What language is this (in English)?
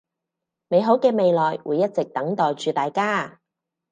Cantonese